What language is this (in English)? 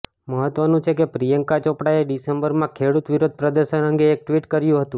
Gujarati